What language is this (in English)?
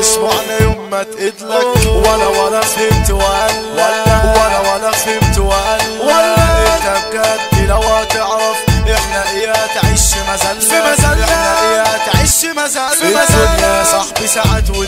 Romanian